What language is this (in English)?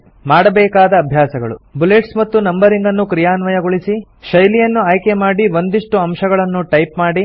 Kannada